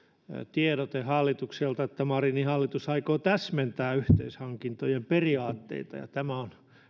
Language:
Finnish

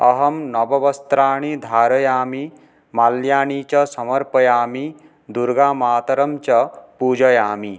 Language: Sanskrit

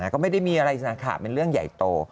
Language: Thai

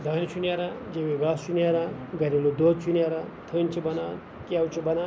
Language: Kashmiri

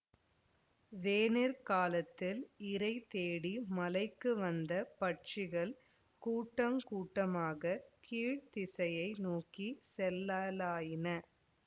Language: Tamil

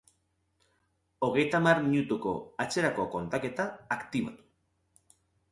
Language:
Basque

